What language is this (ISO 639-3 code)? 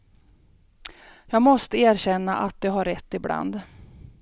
swe